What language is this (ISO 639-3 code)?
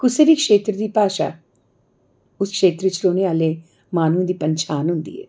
doi